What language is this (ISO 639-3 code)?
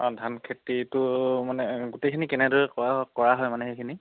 asm